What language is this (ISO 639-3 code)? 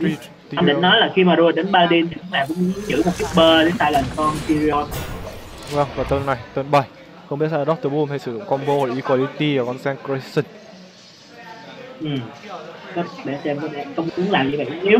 vie